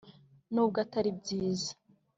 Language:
Kinyarwanda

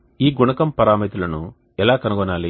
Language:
Telugu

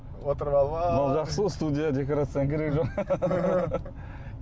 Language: Kazakh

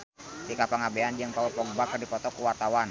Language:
Sundanese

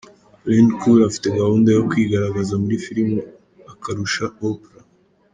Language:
Kinyarwanda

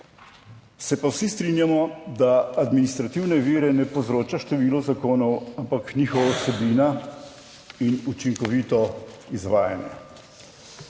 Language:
Slovenian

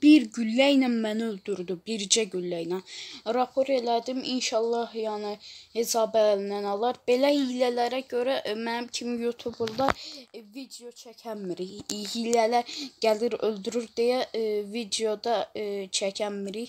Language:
Turkish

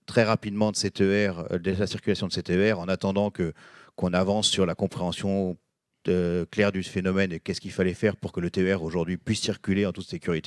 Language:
French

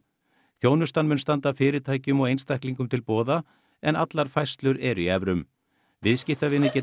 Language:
Icelandic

